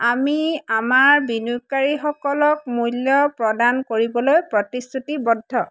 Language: Assamese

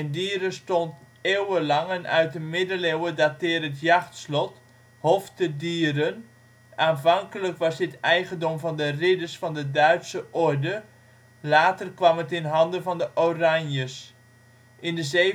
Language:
Dutch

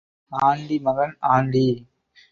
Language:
Tamil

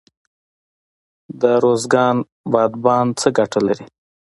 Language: Pashto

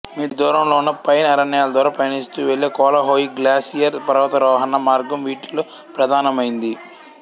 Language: Telugu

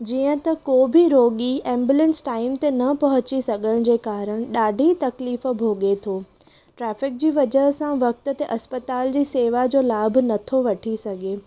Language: Sindhi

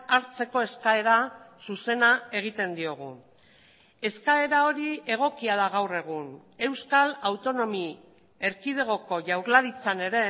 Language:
Basque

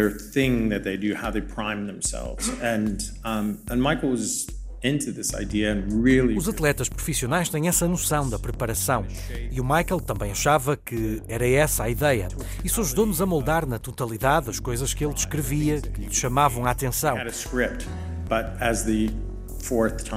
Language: Portuguese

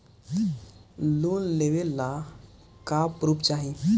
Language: Bhojpuri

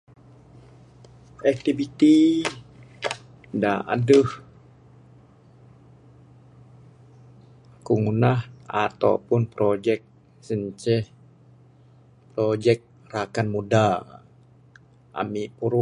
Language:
Bukar-Sadung Bidayuh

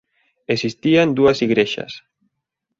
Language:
Galician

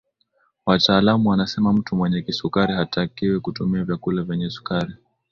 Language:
Swahili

